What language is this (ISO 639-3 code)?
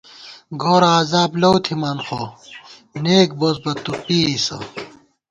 gwt